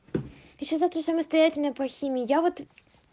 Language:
Russian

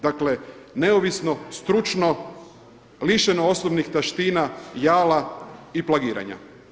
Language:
Croatian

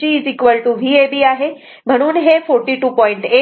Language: Marathi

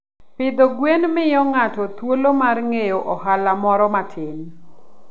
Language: Luo (Kenya and Tanzania)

